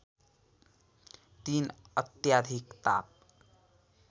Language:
Nepali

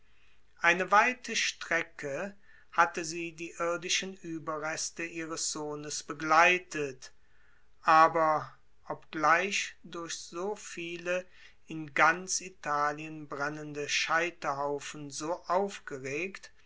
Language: German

